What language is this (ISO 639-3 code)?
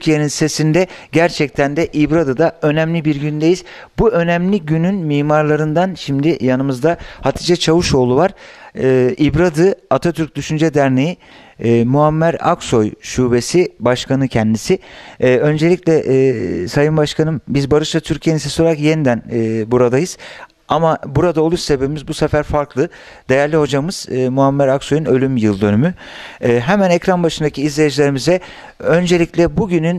tur